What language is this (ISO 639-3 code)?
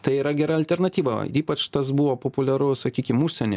lit